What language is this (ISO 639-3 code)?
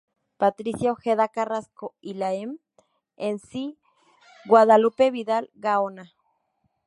spa